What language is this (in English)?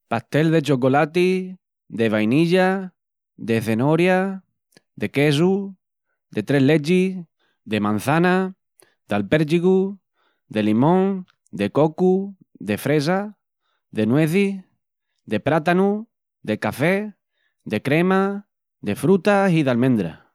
Extremaduran